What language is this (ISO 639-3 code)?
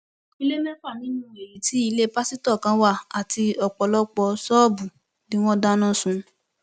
yor